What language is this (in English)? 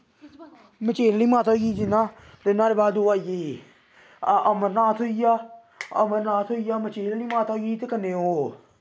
Dogri